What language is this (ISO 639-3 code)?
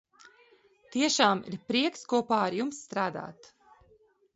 lav